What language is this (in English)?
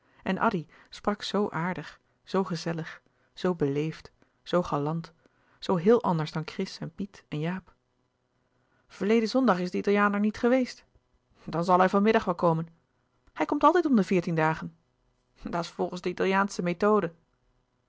Dutch